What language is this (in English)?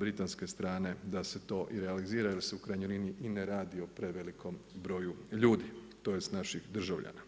Croatian